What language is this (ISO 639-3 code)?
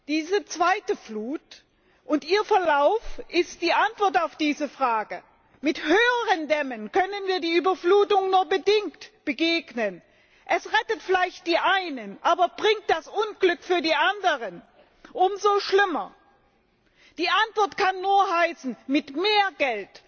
deu